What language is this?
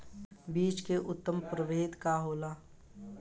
Bhojpuri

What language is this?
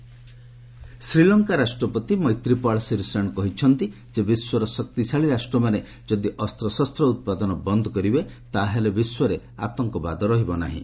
Odia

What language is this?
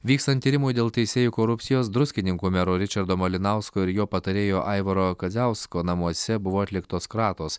Lithuanian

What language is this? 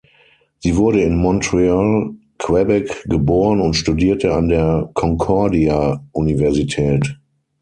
German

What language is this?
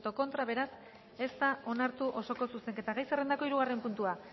Basque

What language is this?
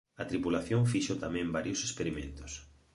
Galician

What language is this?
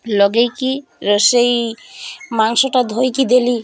Odia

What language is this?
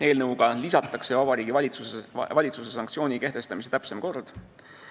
Estonian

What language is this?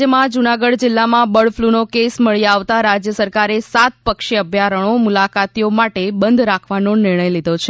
Gujarati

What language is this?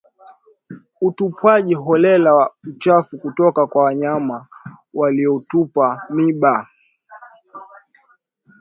Swahili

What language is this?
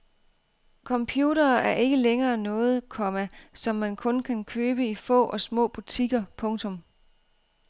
Danish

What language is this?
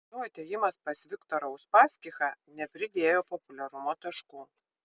Lithuanian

